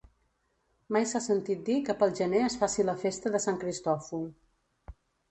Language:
Catalan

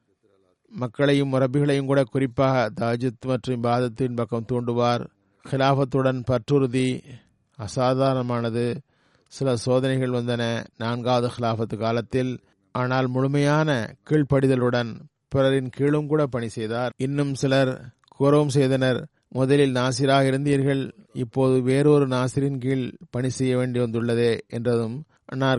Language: Tamil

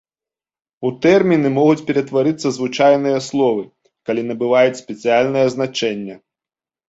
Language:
Belarusian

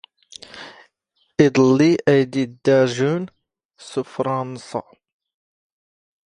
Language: Standard Moroccan Tamazight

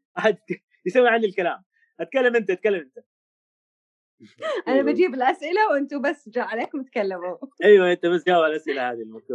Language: Arabic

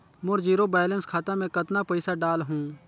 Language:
Chhattisgarhi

